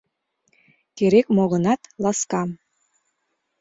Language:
Mari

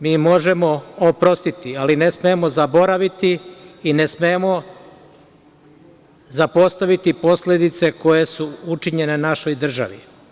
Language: Serbian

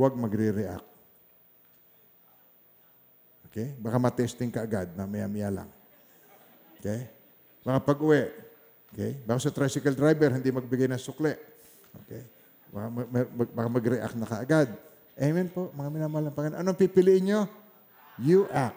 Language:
Filipino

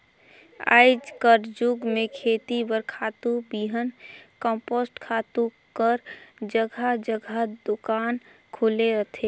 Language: Chhattisgarhi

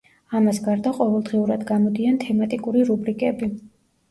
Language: Georgian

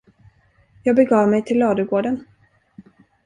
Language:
Swedish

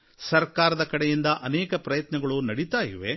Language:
Kannada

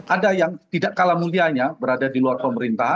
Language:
Indonesian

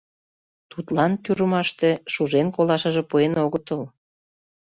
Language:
Mari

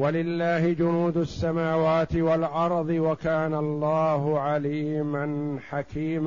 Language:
Arabic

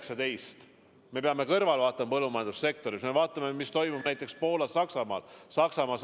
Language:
Estonian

